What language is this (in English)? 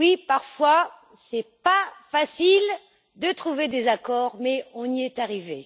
French